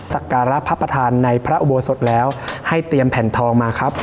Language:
Thai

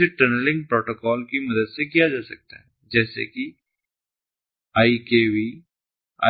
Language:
Hindi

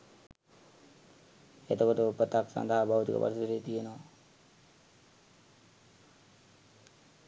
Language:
Sinhala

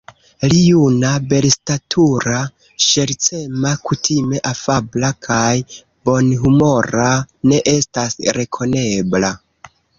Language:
Esperanto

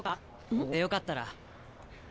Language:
Japanese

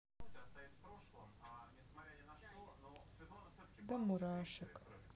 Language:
Russian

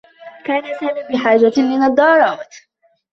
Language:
Arabic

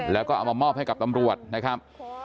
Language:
Thai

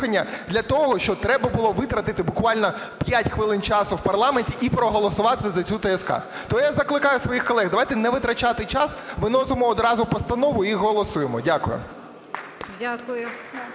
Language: Ukrainian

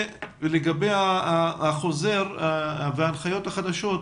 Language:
Hebrew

